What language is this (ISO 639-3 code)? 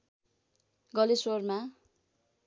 nep